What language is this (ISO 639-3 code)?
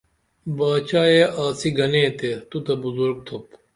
dml